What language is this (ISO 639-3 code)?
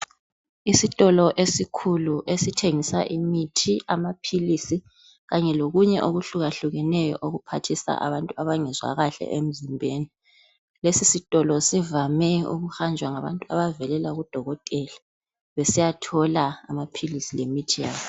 nde